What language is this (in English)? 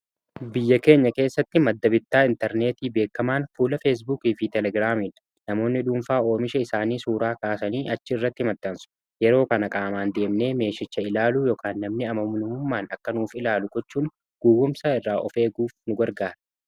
Oromo